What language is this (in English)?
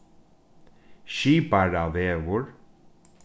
Faroese